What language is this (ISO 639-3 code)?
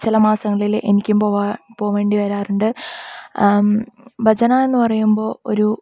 mal